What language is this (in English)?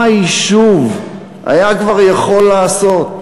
Hebrew